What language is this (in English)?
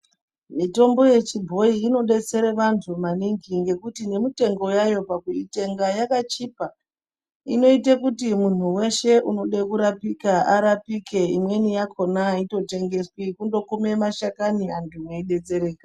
Ndau